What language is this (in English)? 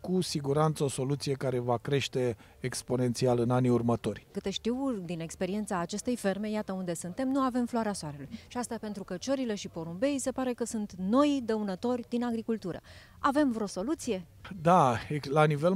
Romanian